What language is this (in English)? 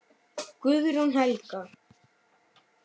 Icelandic